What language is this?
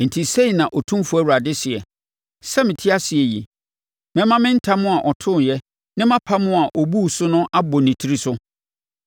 Akan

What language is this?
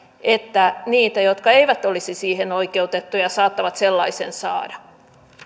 Finnish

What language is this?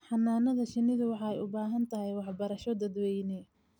Somali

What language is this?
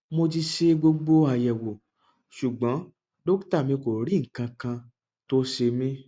Yoruba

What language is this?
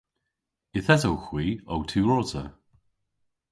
Cornish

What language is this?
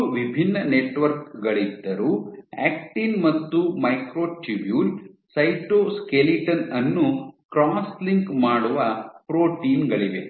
Kannada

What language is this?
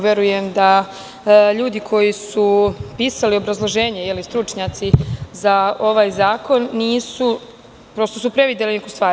Serbian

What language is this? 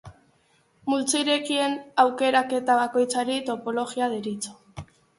Basque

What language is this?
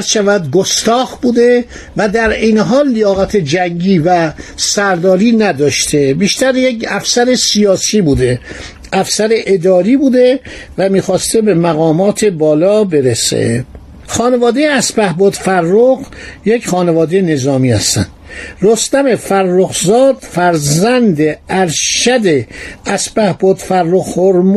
Persian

